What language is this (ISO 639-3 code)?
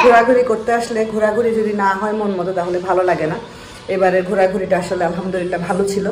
ben